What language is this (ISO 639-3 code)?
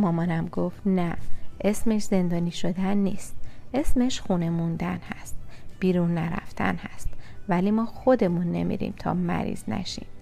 fas